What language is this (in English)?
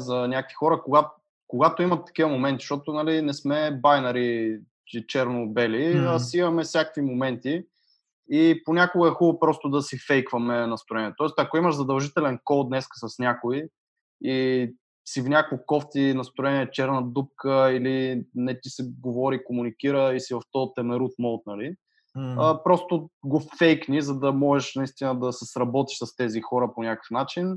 Bulgarian